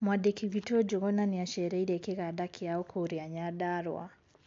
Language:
Kikuyu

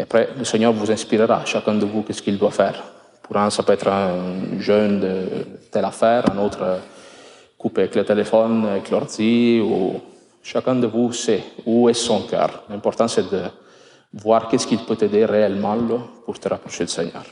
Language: French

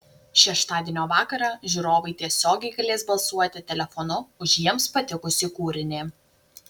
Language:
Lithuanian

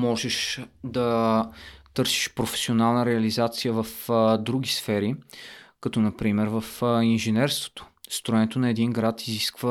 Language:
Bulgarian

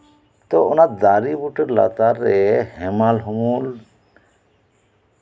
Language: Santali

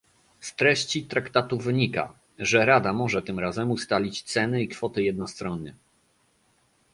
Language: Polish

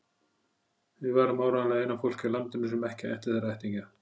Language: Icelandic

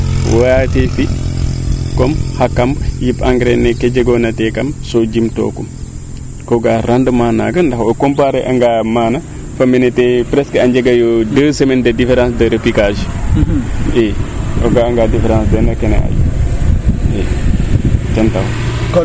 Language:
Serer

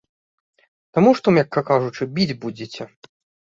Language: Belarusian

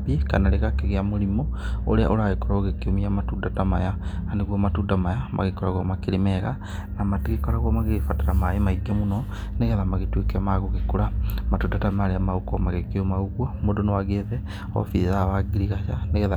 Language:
Kikuyu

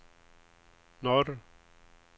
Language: Swedish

